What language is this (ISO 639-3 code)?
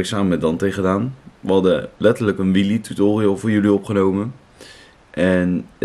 nld